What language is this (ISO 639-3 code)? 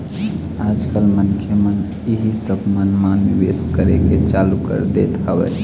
hne